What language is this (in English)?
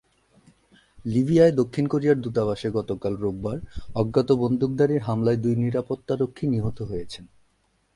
Bangla